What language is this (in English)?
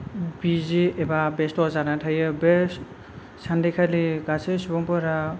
Bodo